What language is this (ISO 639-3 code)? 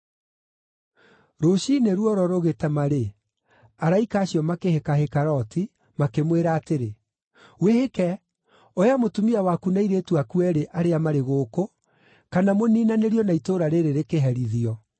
kik